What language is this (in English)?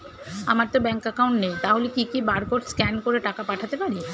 Bangla